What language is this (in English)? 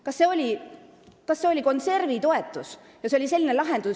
Estonian